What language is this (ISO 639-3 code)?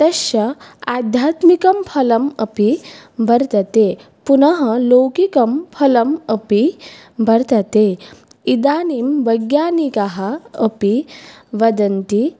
san